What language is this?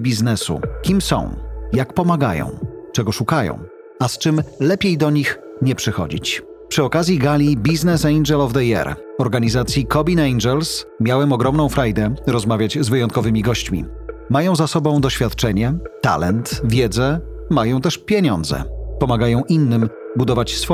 Polish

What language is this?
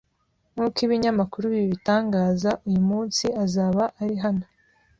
Kinyarwanda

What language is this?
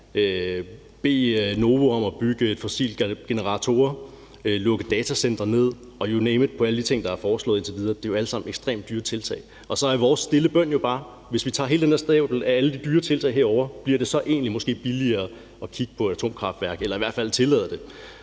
Danish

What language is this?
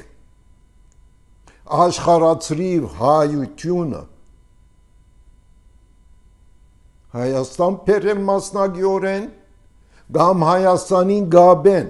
Turkish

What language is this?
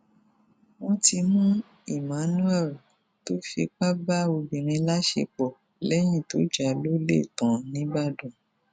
Yoruba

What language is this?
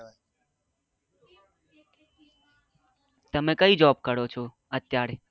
Gujarati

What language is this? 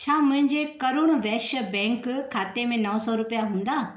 Sindhi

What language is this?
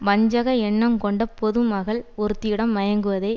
Tamil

